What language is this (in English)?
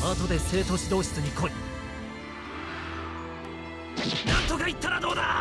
Japanese